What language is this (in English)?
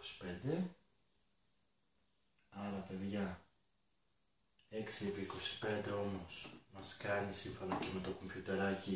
Greek